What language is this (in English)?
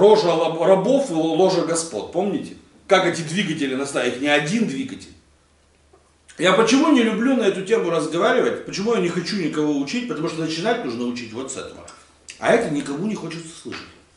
Russian